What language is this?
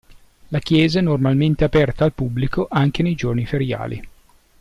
Italian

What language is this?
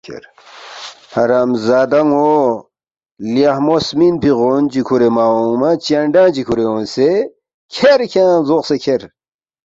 Balti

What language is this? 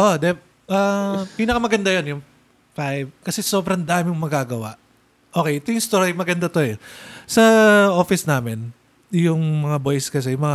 Filipino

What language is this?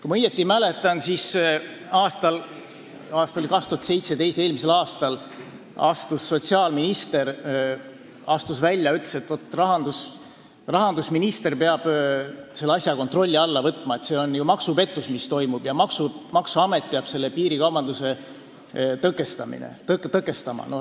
Estonian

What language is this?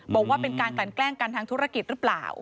Thai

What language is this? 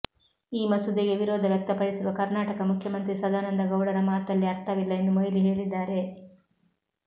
Kannada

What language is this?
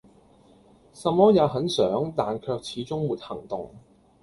Cantonese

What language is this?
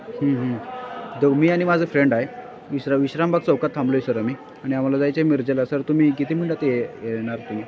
Marathi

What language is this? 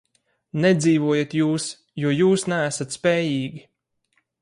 Latvian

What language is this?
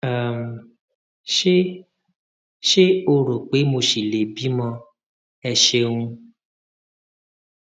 Yoruba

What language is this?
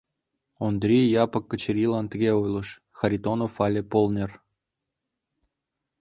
Mari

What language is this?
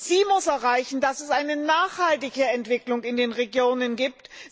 German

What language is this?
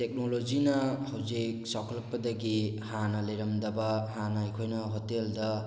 Manipuri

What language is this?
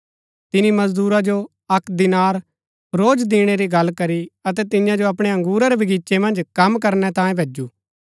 Gaddi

